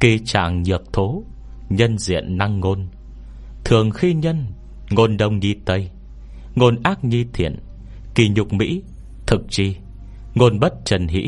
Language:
Vietnamese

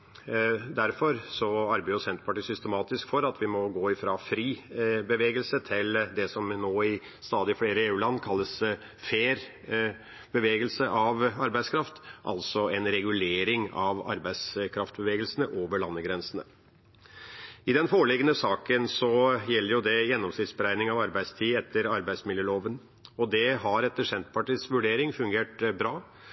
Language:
Norwegian Bokmål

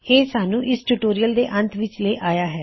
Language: Punjabi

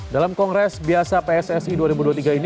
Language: Indonesian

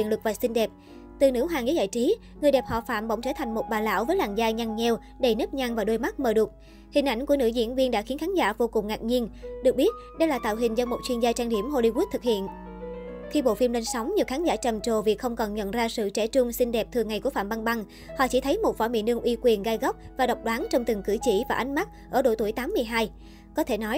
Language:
Vietnamese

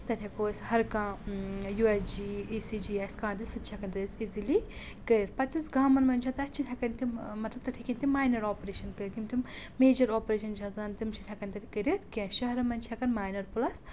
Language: Kashmiri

